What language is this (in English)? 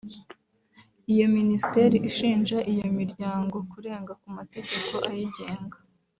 Kinyarwanda